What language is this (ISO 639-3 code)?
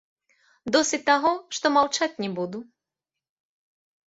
bel